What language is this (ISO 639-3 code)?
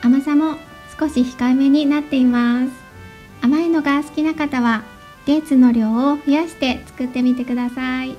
jpn